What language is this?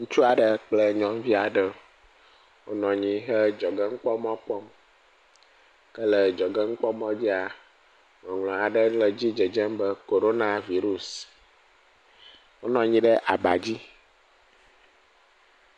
Ewe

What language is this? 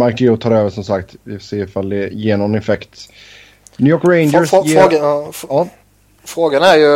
Swedish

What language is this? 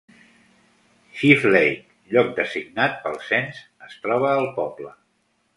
Catalan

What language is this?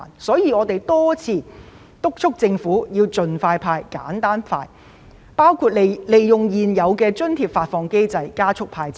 Cantonese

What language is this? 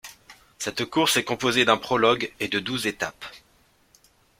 French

